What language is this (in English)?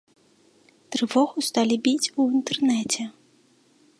Belarusian